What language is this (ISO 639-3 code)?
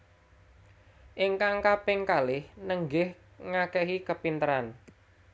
jav